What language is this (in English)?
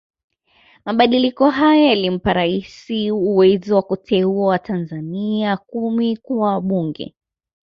Swahili